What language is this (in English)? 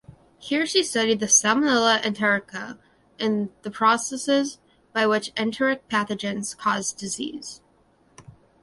English